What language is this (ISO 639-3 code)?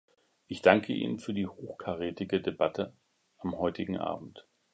deu